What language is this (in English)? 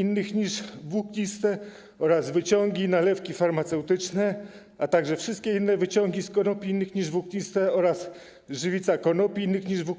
Polish